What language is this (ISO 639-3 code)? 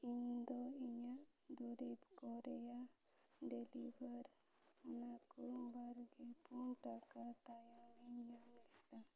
sat